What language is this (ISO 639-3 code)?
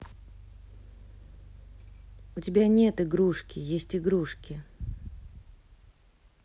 rus